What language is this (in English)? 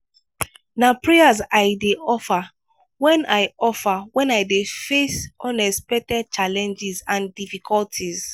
Nigerian Pidgin